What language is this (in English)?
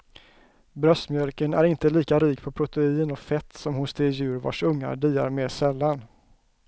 Swedish